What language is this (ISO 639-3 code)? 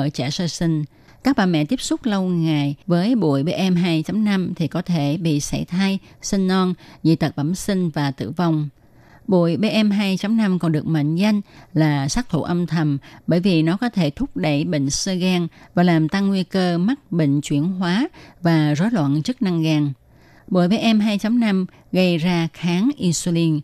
vie